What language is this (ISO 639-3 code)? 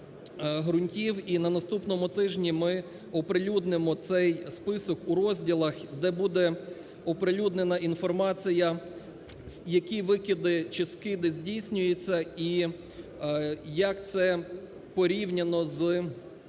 ukr